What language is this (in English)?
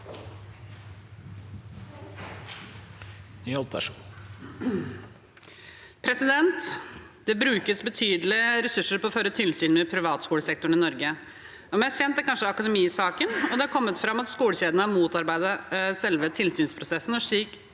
Norwegian